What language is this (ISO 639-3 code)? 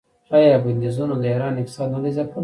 pus